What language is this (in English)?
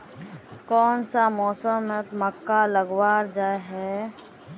Magahi